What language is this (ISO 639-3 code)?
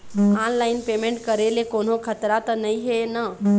hne